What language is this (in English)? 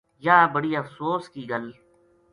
Gujari